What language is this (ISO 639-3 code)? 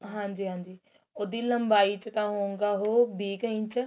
pan